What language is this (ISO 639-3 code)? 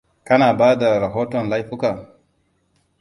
hau